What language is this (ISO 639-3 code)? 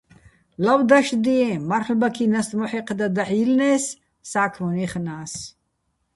bbl